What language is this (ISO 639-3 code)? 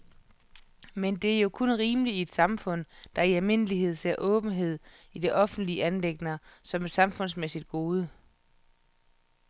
dan